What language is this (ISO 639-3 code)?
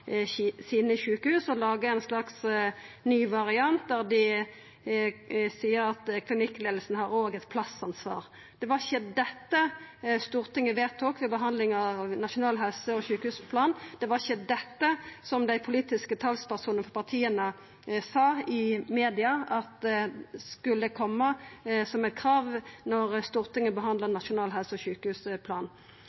nno